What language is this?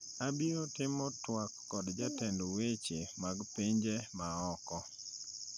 Luo (Kenya and Tanzania)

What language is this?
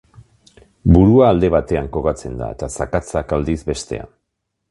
Basque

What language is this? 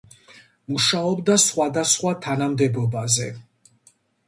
Georgian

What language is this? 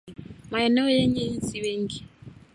Swahili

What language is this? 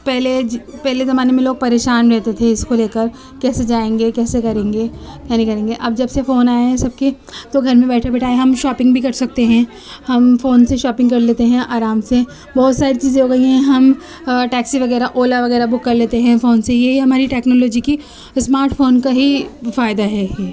Urdu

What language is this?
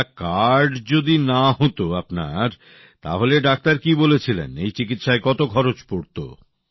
Bangla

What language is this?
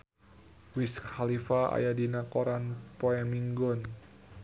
Sundanese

